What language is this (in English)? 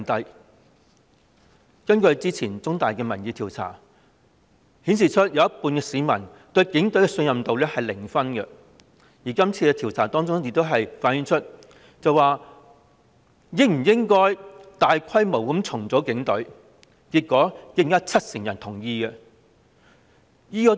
Cantonese